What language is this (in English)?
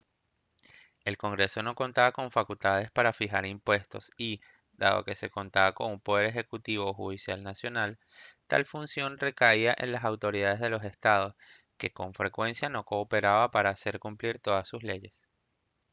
Spanish